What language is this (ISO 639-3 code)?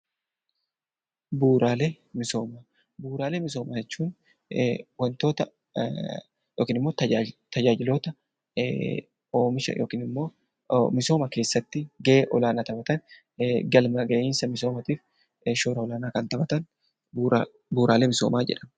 orm